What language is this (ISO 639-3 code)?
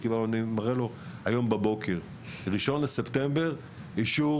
heb